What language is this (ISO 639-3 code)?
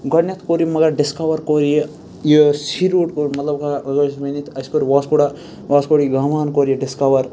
kas